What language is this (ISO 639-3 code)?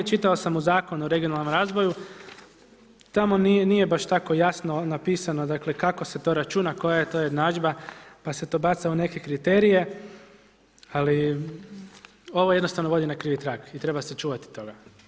hrv